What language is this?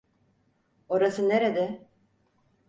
Turkish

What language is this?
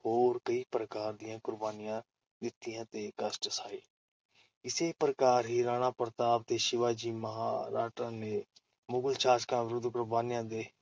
Punjabi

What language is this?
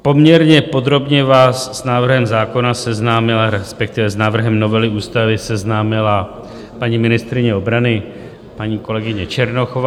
Czech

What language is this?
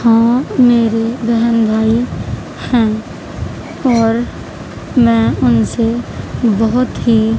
Urdu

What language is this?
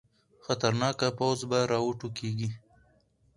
Pashto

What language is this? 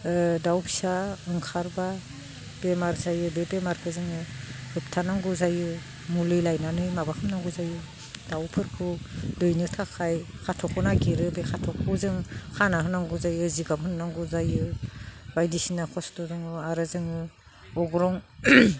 Bodo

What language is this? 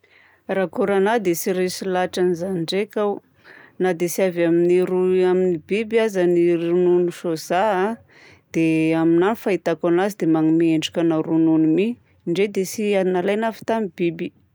Southern Betsimisaraka Malagasy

